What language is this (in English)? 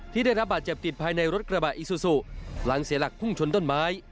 Thai